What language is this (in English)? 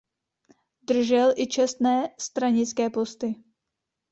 Czech